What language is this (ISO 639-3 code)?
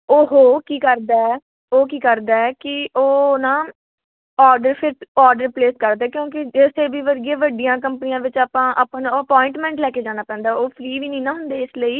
pan